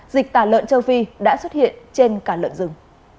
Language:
Vietnamese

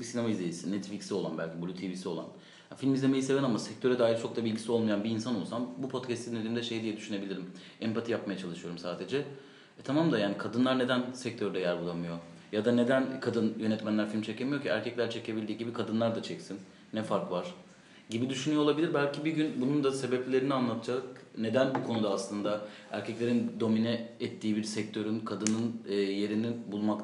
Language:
Turkish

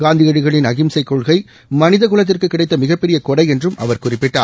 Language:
Tamil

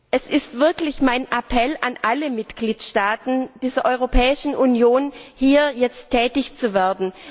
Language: German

